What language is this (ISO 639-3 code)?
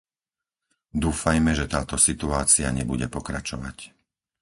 slk